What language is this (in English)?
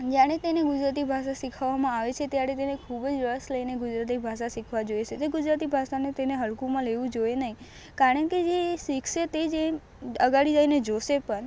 Gujarati